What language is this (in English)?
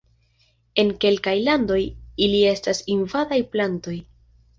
Esperanto